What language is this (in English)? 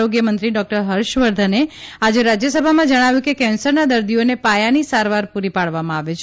Gujarati